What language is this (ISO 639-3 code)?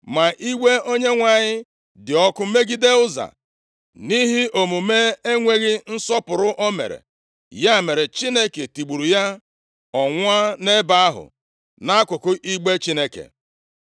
ibo